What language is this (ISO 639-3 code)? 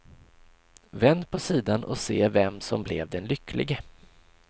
swe